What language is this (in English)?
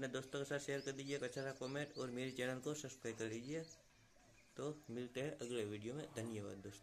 Hindi